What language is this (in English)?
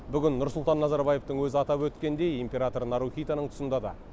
Kazakh